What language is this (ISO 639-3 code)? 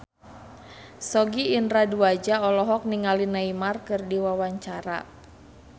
sun